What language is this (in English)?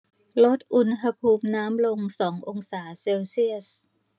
Thai